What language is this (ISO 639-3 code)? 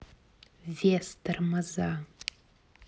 rus